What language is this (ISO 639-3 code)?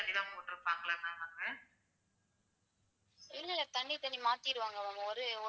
tam